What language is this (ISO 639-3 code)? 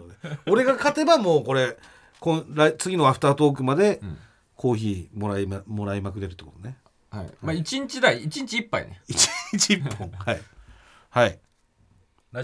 jpn